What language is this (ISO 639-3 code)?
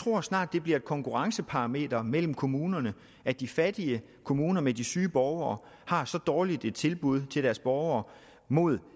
dan